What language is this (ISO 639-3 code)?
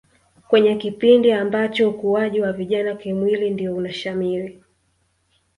swa